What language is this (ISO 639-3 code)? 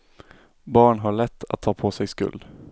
swe